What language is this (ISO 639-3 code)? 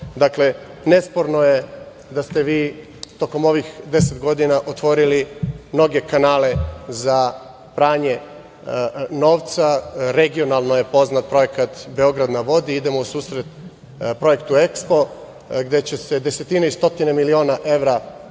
srp